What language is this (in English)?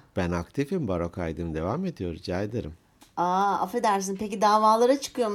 Turkish